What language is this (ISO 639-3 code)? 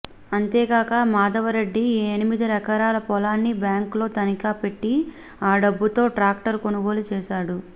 tel